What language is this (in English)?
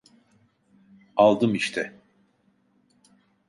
Turkish